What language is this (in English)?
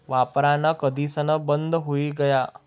Marathi